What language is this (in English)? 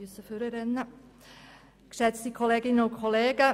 Swiss German